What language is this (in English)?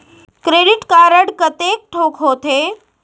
Chhattisgarhi